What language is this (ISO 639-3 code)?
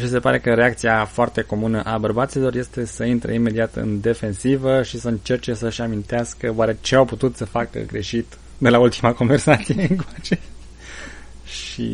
ron